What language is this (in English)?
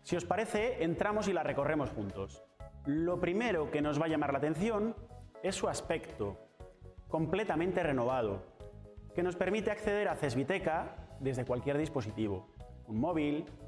Spanish